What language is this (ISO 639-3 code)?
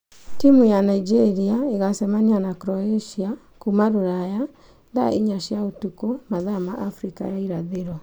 kik